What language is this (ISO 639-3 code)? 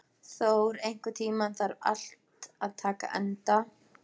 isl